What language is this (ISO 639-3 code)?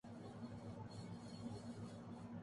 urd